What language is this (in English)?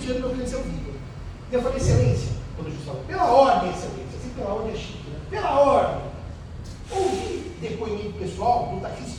Portuguese